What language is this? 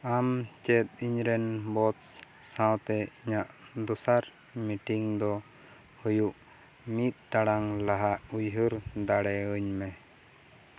Santali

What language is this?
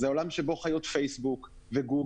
Hebrew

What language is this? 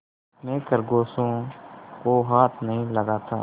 Hindi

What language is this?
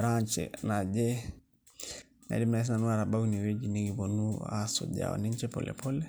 Masai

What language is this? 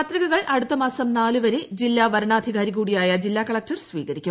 Malayalam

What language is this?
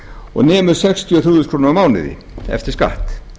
Icelandic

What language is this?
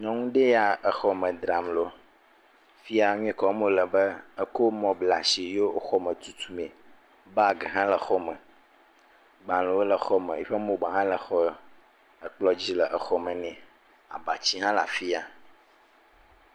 Ewe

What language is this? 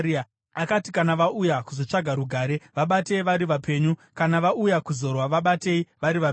Shona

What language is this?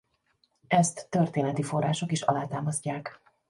Hungarian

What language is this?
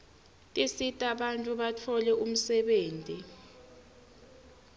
Swati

